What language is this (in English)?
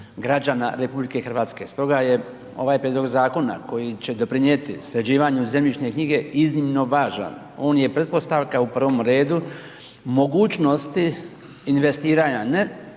Croatian